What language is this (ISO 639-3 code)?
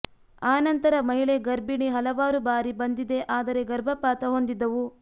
kan